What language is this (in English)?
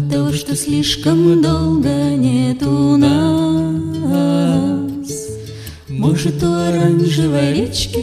Russian